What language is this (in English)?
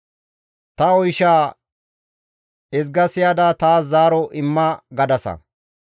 Gamo